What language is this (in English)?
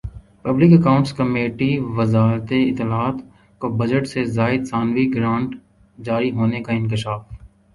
Urdu